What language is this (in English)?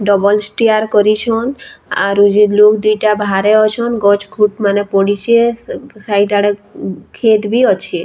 Sambalpuri